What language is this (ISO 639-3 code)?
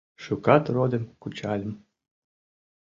chm